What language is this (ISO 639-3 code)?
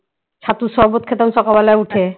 ben